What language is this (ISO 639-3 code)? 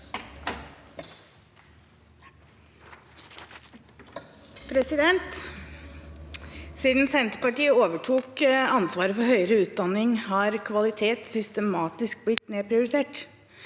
nor